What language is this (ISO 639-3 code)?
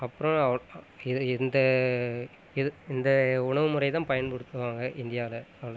tam